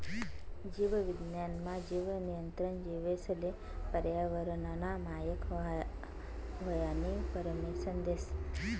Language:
Marathi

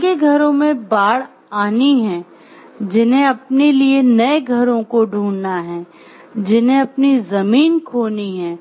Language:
Hindi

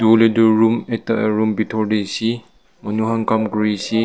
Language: Naga Pidgin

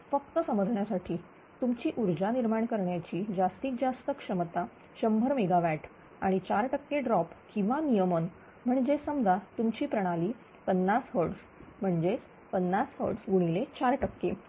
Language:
Marathi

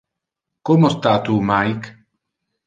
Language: Interlingua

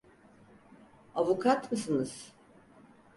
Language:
Turkish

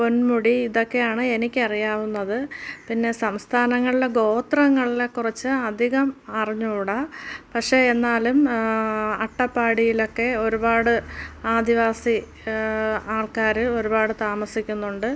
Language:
Malayalam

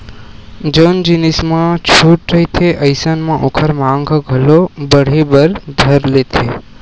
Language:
Chhattisgarhi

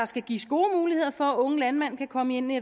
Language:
Danish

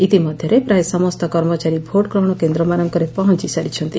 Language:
Odia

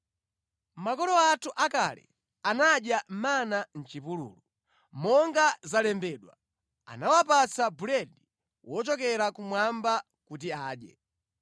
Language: Nyanja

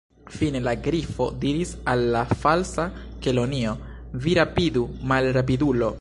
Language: Esperanto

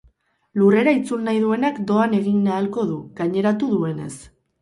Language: Basque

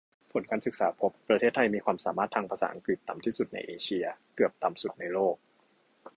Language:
Thai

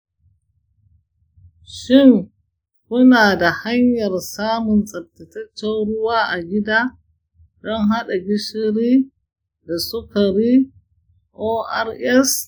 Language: Hausa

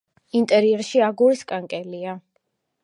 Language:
Georgian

